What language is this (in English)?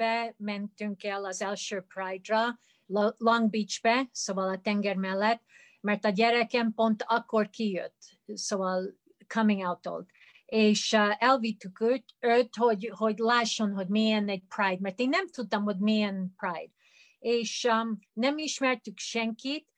Hungarian